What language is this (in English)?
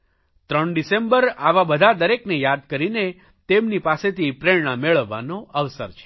Gujarati